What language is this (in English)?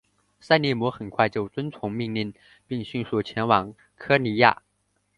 Chinese